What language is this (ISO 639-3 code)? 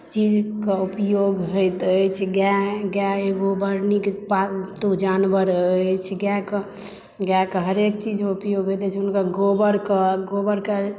mai